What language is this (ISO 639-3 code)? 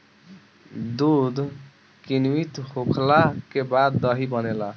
bho